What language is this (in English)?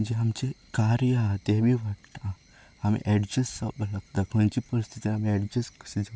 Konkani